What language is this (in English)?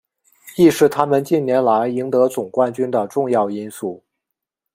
Chinese